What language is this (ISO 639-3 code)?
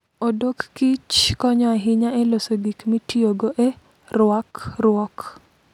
luo